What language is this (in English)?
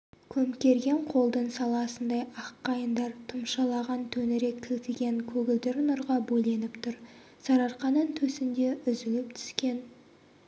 Kazakh